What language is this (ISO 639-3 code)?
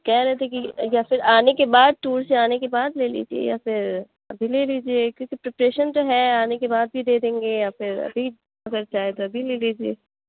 urd